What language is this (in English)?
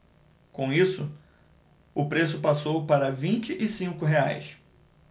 Portuguese